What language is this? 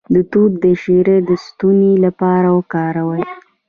Pashto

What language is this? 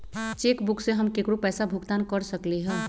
Magahi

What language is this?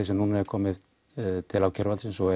Icelandic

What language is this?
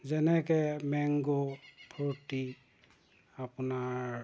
Assamese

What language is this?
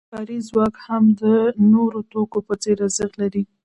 Pashto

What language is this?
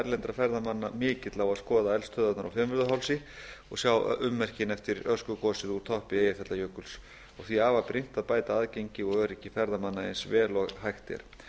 Icelandic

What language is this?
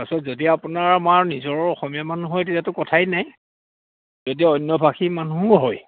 Assamese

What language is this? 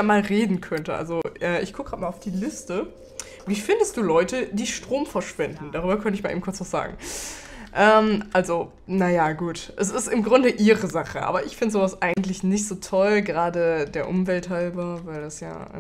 German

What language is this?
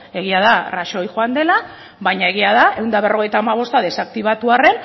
Basque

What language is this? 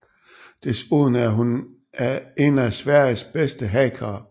Danish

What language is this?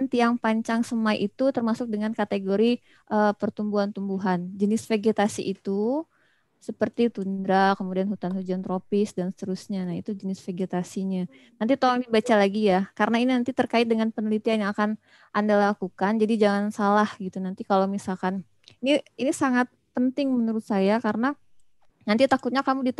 Indonesian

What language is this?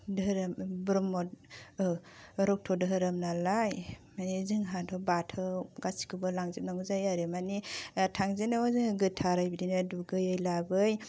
Bodo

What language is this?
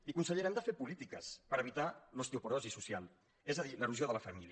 Catalan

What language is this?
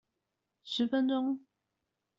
Chinese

